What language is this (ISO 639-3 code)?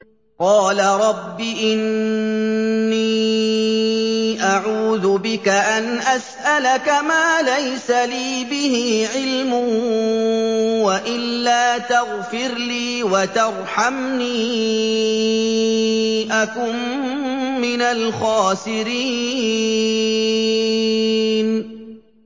ara